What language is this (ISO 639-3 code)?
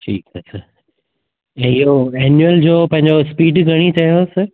snd